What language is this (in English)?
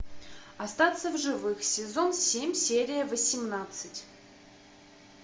Russian